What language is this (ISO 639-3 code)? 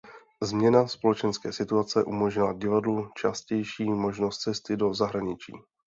ces